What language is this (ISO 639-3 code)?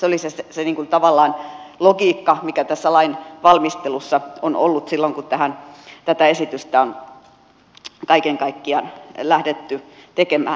fin